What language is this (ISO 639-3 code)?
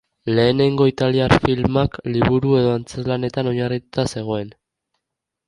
eus